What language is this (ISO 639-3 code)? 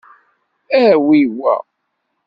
kab